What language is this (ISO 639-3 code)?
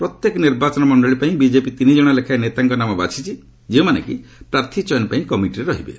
ori